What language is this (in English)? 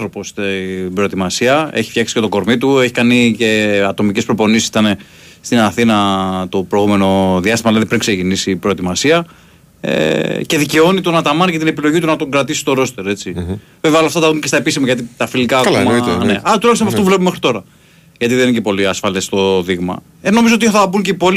Greek